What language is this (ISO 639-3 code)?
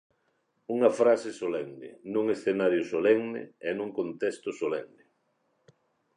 glg